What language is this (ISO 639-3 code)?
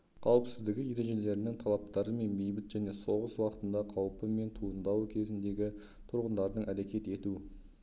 kaz